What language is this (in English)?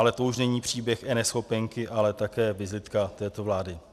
Czech